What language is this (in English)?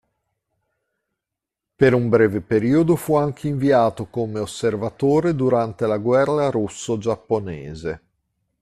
Italian